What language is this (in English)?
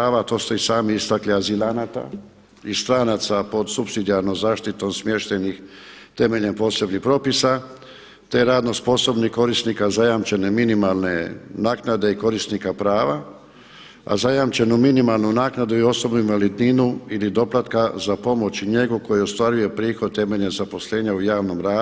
Croatian